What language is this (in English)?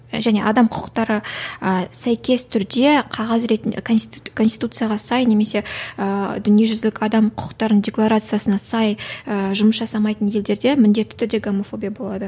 Kazakh